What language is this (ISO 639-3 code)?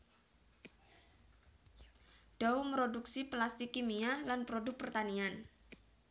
jav